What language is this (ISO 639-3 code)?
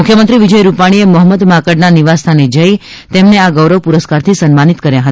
guj